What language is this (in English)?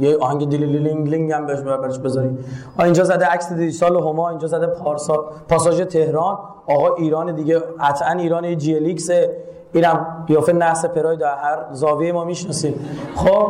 Persian